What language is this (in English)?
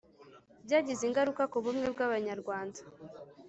Kinyarwanda